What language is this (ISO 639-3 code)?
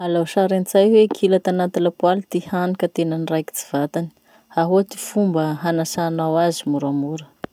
msh